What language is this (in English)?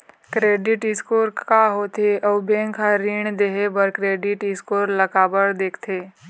Chhattisgarhi